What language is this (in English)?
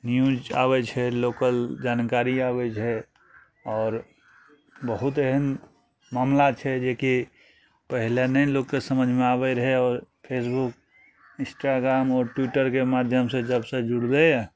Maithili